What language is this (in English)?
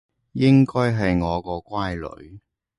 Cantonese